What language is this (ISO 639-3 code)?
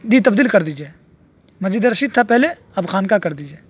urd